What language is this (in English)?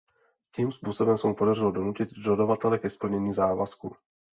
Czech